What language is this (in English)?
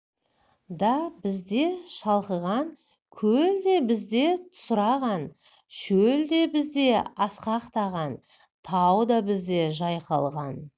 Kazakh